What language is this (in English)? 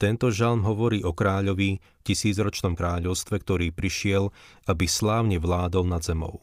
Slovak